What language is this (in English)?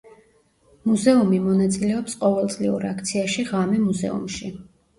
Georgian